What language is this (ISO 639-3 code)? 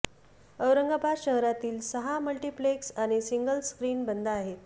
mar